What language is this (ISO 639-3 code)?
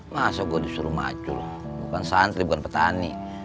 ind